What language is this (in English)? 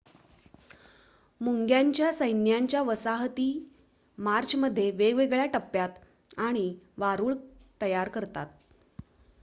Marathi